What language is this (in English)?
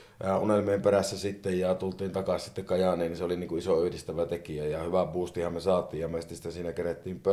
Finnish